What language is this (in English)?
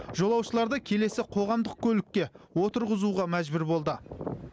Kazakh